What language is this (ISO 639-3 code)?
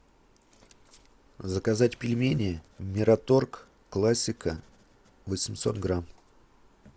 rus